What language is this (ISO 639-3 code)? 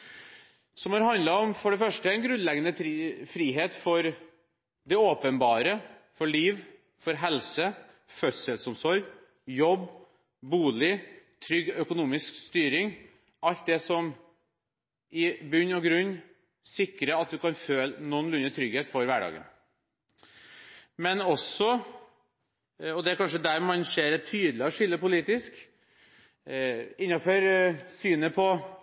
nob